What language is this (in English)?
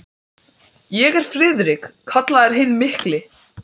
Icelandic